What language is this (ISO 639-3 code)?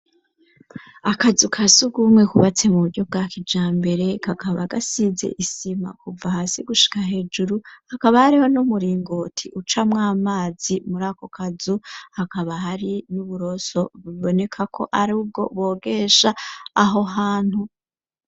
run